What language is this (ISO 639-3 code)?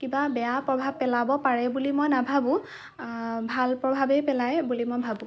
asm